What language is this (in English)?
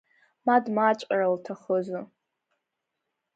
Abkhazian